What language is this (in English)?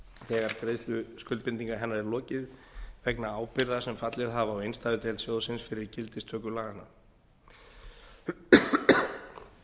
Icelandic